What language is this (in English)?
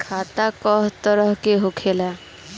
Bhojpuri